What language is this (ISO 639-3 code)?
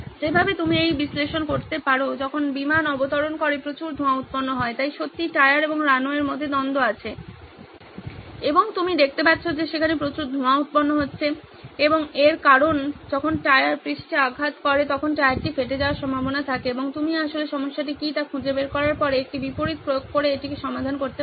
ben